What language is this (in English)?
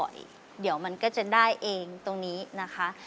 Thai